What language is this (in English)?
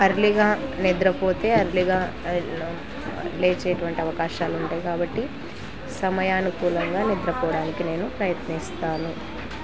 Telugu